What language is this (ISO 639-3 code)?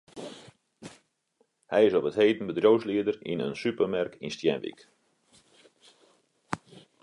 fry